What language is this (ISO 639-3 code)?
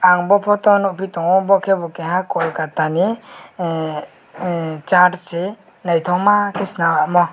trp